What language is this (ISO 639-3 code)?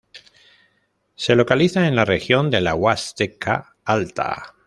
spa